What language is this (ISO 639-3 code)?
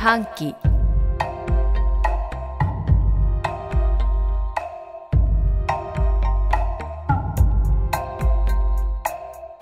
jpn